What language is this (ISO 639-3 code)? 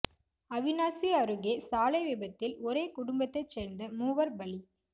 tam